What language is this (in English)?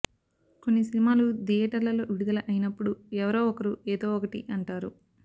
Telugu